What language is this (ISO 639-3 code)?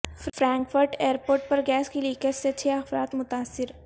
urd